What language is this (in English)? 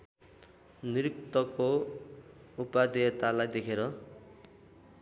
Nepali